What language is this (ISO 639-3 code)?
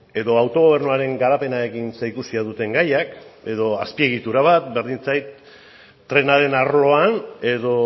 eus